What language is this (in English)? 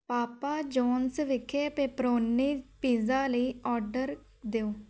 Punjabi